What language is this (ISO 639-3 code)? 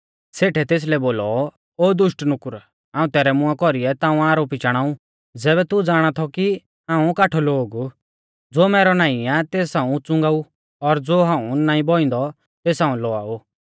bfz